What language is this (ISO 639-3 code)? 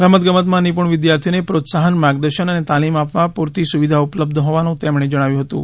guj